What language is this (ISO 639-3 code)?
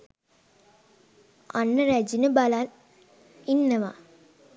sin